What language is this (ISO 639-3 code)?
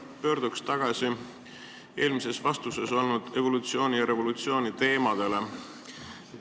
est